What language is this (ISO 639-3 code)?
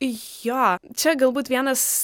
lit